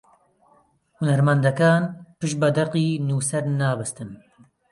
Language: Central Kurdish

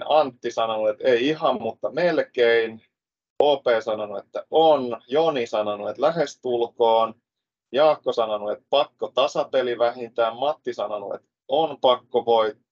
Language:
Finnish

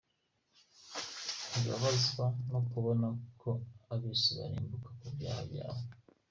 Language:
Kinyarwanda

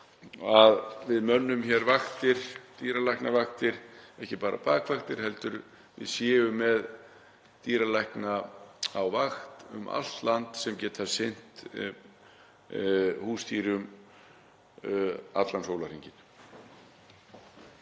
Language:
Icelandic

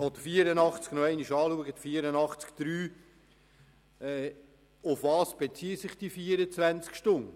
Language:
Swiss German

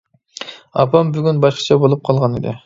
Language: Uyghur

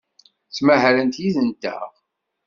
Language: Kabyle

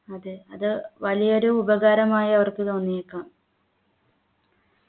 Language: Malayalam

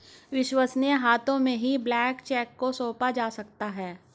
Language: Hindi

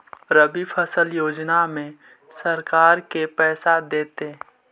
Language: Magahi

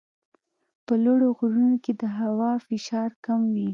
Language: Pashto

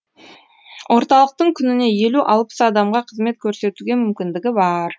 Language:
Kazakh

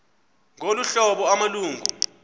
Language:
Xhosa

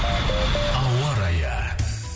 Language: Kazakh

